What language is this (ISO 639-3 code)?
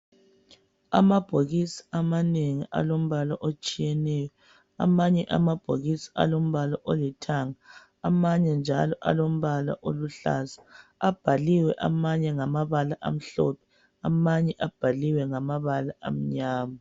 nde